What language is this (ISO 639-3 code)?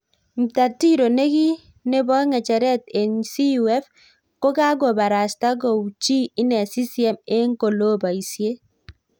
kln